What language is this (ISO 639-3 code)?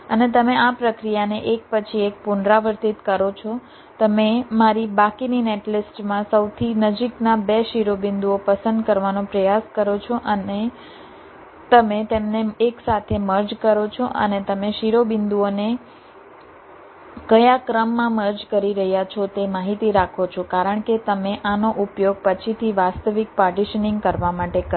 guj